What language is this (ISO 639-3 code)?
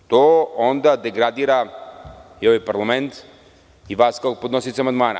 srp